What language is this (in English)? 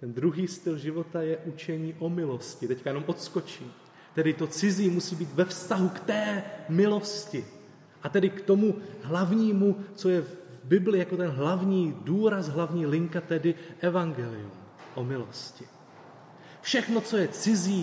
Czech